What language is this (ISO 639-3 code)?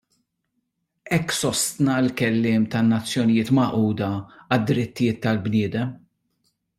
mlt